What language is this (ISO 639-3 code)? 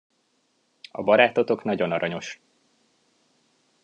hun